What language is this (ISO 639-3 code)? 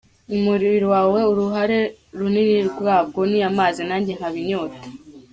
kin